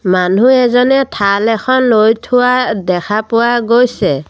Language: Assamese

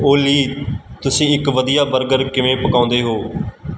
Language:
Punjabi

